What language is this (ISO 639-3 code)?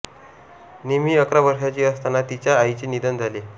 mar